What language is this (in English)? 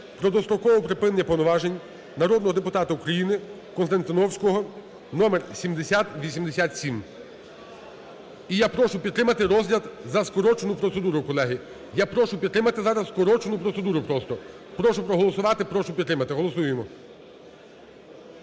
Ukrainian